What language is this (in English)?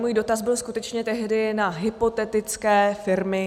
Czech